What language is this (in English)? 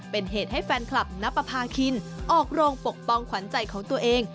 Thai